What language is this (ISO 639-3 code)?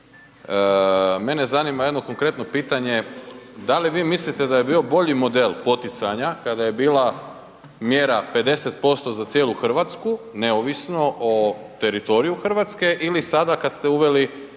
hrv